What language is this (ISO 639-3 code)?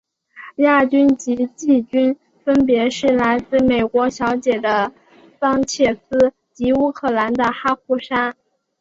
zho